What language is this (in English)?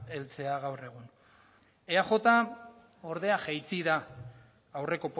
Basque